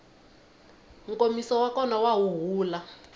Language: Tsonga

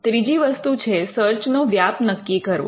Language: Gujarati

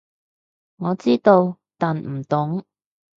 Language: Cantonese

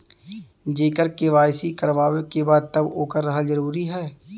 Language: Bhojpuri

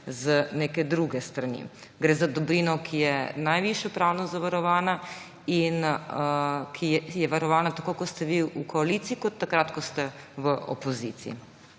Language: Slovenian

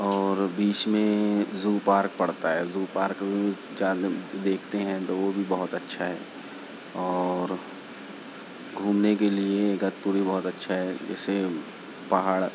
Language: Urdu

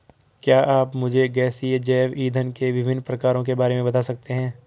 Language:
Hindi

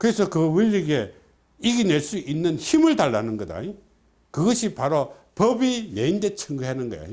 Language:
Korean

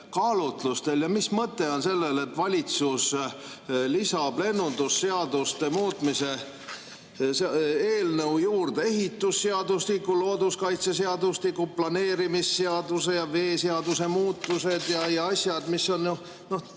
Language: Estonian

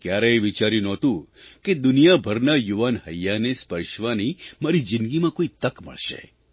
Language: Gujarati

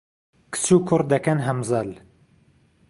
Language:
Central Kurdish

